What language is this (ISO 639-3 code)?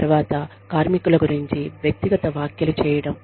tel